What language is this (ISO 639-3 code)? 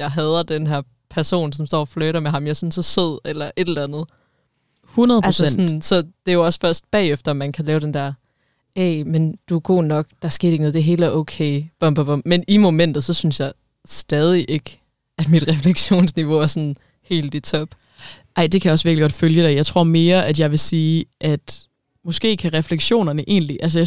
dan